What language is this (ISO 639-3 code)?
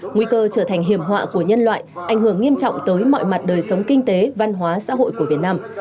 vie